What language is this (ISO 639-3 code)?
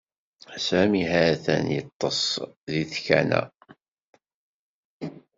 kab